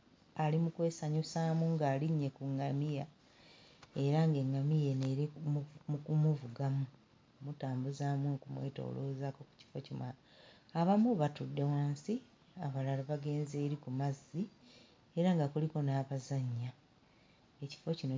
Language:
Ganda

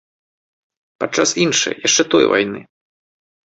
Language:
Belarusian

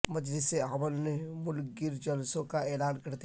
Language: Urdu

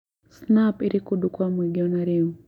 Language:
Kikuyu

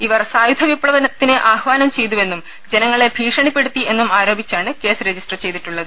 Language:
Malayalam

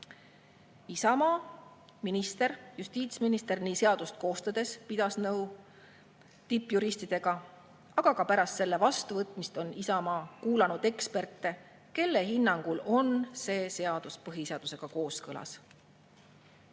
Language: Estonian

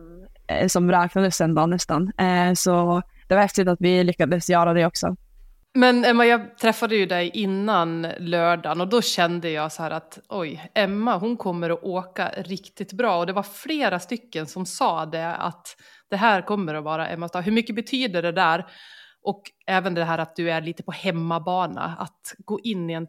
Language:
Swedish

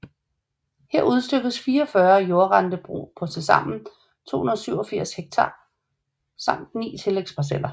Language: Danish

